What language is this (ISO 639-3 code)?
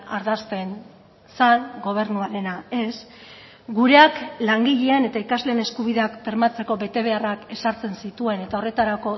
eus